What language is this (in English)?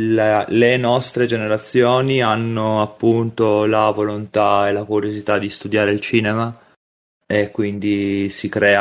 Italian